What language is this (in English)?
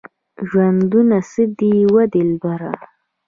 Pashto